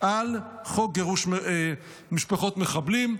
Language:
Hebrew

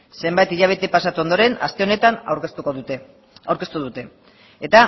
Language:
Basque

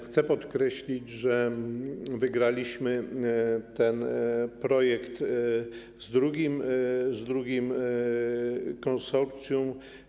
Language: Polish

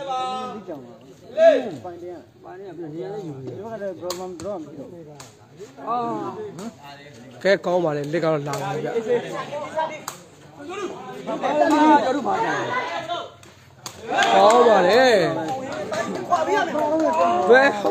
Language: Arabic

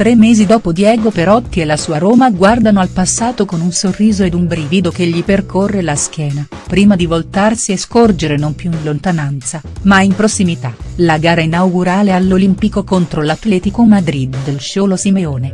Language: Italian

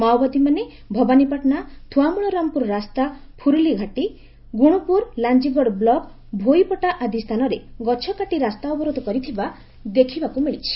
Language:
Odia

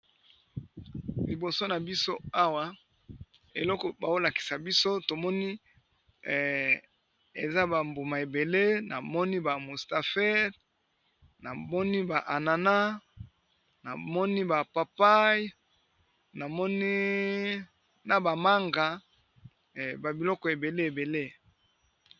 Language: Lingala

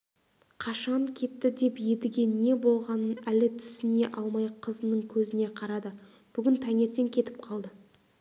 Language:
Kazakh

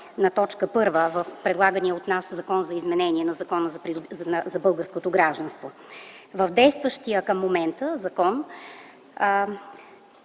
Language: Bulgarian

